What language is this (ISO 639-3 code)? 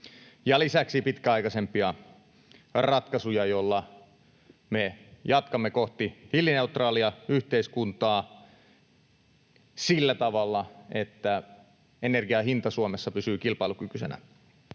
fin